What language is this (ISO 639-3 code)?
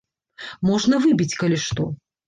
bel